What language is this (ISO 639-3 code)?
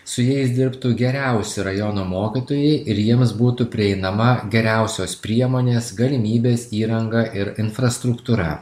lit